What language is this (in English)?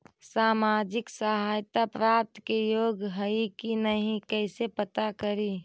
Magahi